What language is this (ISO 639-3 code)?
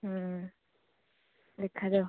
ori